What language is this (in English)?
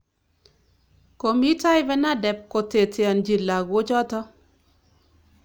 Kalenjin